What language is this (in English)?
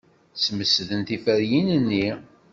Kabyle